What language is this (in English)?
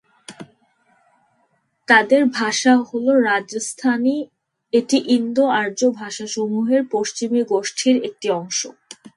Bangla